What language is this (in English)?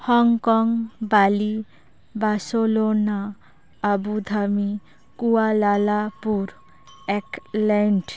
Santali